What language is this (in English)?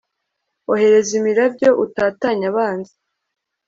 Kinyarwanda